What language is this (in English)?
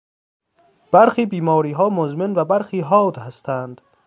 Persian